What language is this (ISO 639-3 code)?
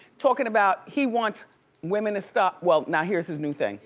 eng